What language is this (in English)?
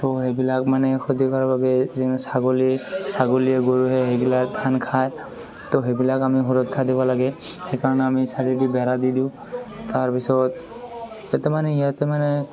Assamese